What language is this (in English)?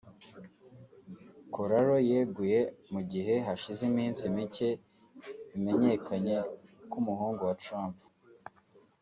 Kinyarwanda